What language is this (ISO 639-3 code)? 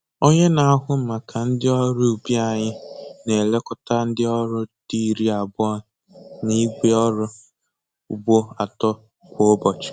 ibo